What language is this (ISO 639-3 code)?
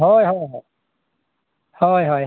sat